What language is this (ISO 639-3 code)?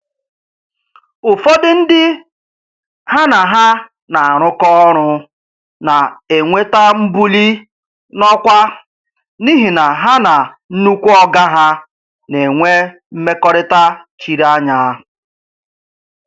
ibo